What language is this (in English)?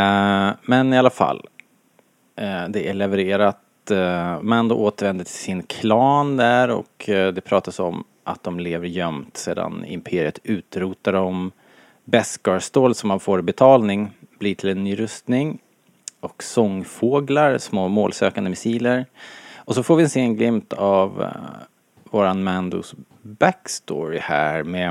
Swedish